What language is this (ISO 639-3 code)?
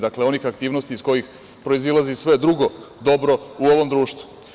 srp